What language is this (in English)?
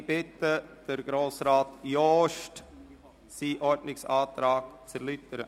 Swiss German